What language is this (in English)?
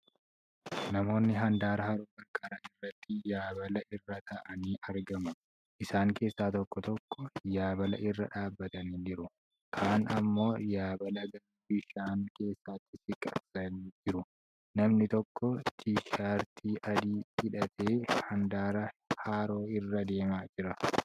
Oromo